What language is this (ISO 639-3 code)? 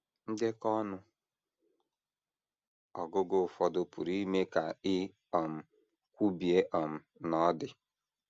ibo